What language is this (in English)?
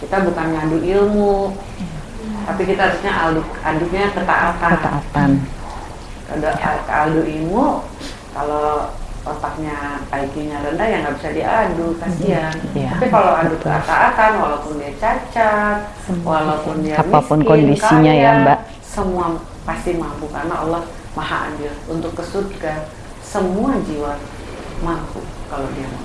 Indonesian